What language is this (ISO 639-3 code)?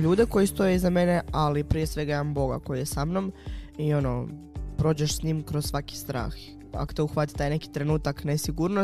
hrv